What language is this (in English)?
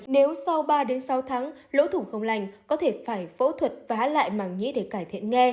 Vietnamese